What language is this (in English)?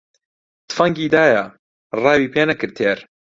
Central Kurdish